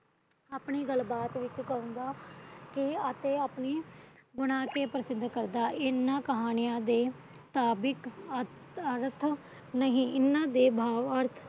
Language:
Punjabi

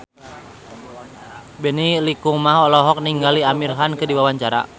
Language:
Sundanese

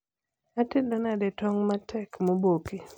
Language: Luo (Kenya and Tanzania)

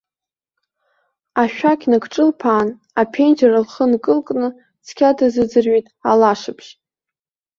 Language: Abkhazian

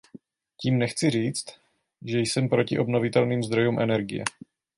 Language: Czech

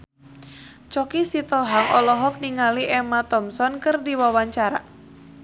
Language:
Sundanese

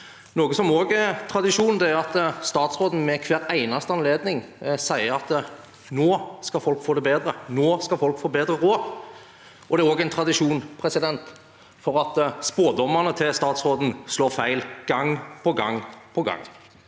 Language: Norwegian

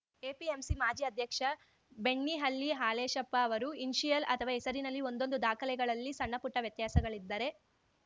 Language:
Kannada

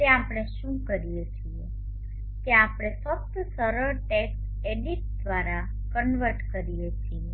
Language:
Gujarati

